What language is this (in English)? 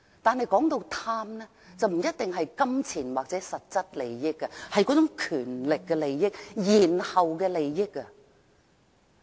Cantonese